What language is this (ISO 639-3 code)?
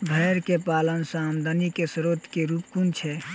mai